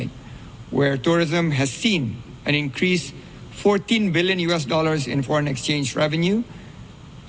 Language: Indonesian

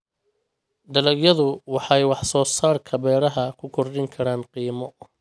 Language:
Somali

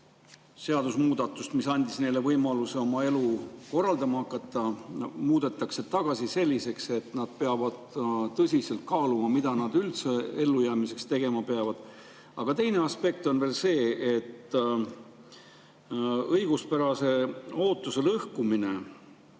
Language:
Estonian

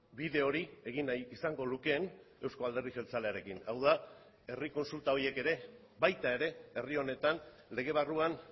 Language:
Basque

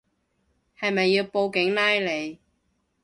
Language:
Cantonese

